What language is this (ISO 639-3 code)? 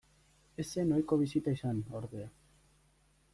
eus